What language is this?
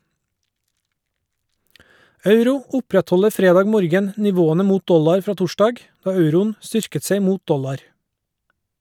Norwegian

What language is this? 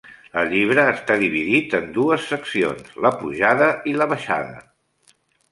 Catalan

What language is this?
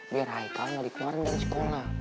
Indonesian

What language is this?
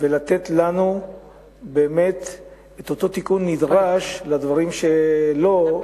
Hebrew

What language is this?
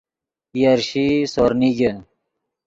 Yidgha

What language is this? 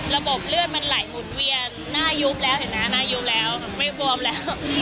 Thai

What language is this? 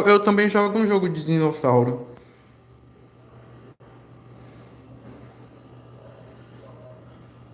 Portuguese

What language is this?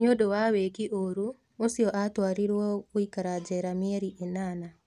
Kikuyu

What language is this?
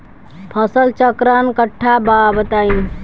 Bhojpuri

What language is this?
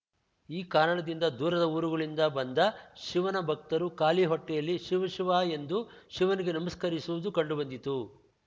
Kannada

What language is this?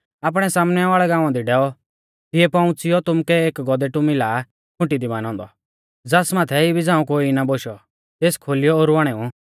Mahasu Pahari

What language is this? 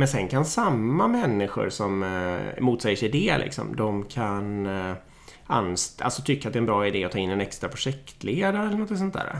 Swedish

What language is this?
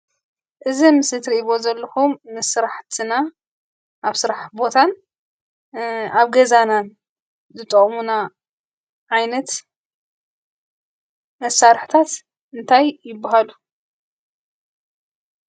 Tigrinya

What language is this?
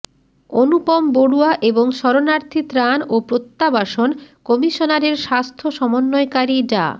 Bangla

